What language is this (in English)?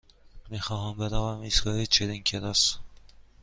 Persian